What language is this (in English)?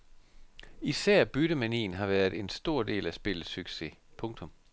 Danish